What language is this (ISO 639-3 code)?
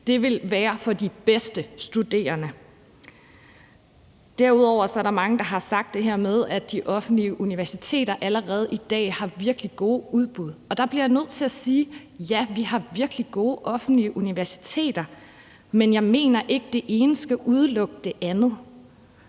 dan